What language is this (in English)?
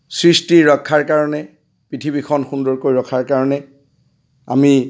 Assamese